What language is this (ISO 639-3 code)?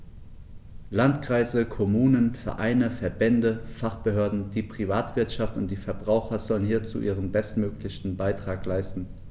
deu